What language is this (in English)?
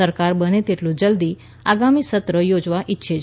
Gujarati